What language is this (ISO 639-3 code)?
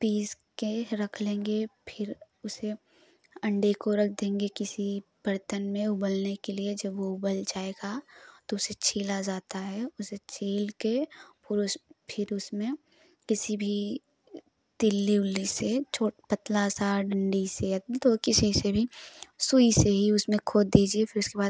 hin